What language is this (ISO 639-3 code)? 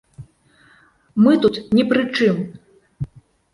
bel